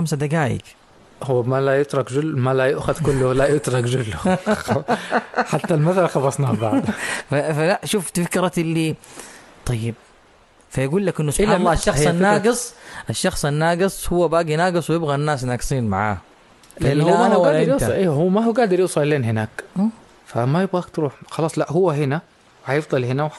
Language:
Arabic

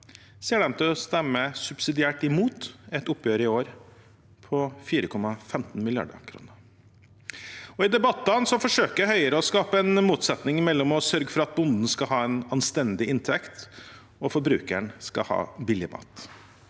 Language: Norwegian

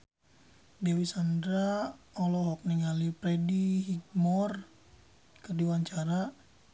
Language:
Sundanese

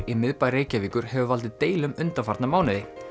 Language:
Icelandic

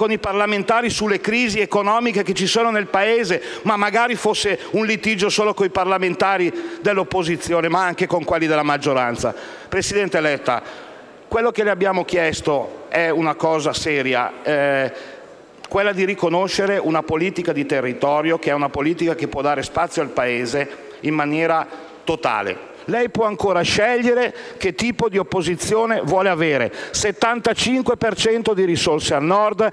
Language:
Italian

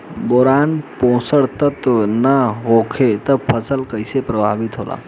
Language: Bhojpuri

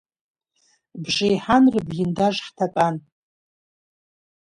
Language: Abkhazian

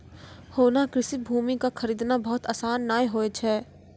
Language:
Maithili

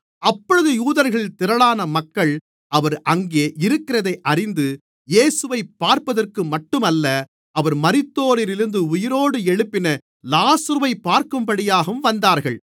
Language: Tamil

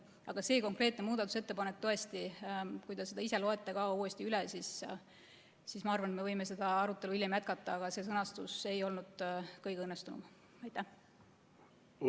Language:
Estonian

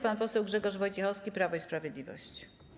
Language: Polish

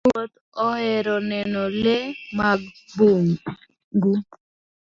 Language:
Luo (Kenya and Tanzania)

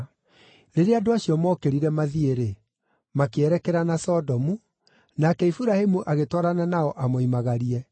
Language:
Kikuyu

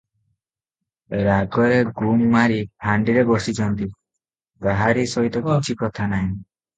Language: Odia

